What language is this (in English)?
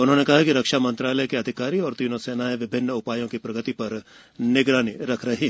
Hindi